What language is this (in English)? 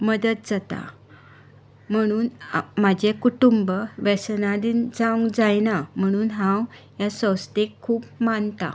Konkani